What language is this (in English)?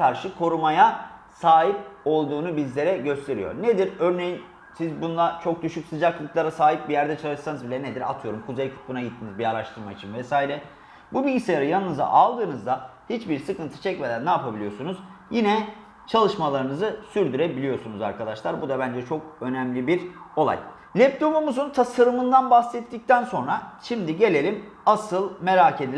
Turkish